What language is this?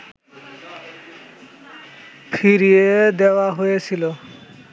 Bangla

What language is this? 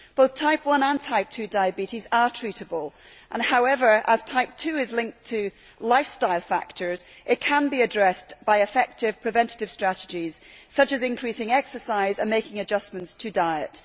English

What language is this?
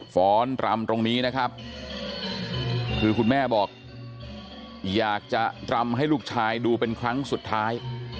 Thai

